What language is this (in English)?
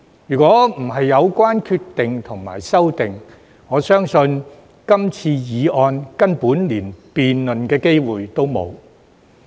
Cantonese